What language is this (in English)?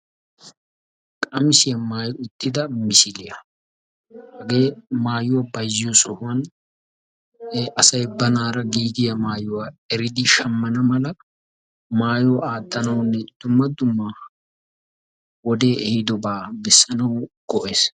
Wolaytta